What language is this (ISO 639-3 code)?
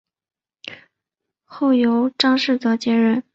zho